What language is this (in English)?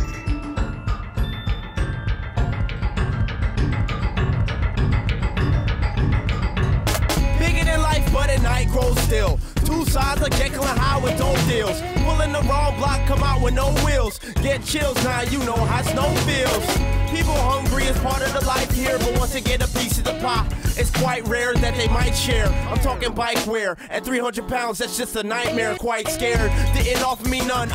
English